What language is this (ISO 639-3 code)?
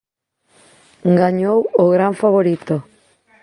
glg